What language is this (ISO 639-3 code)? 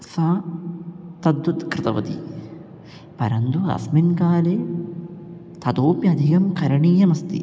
san